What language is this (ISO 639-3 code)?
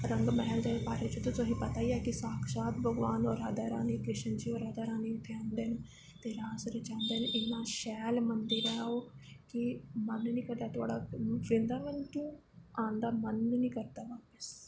doi